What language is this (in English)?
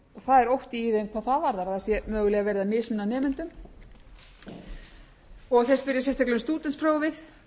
Icelandic